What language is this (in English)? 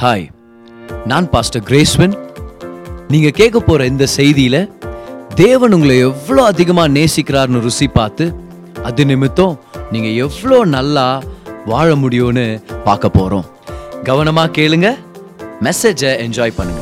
Tamil